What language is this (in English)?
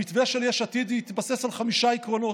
Hebrew